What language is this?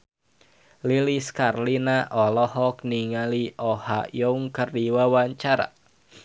Sundanese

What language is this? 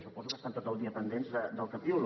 Catalan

